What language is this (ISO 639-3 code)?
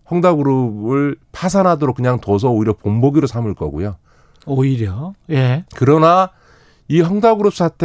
kor